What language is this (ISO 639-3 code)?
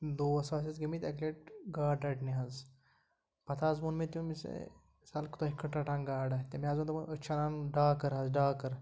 kas